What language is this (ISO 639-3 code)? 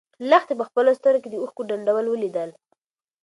pus